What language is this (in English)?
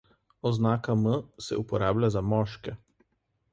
Slovenian